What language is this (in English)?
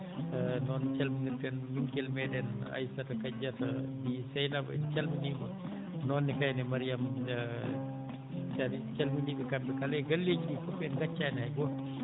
Fula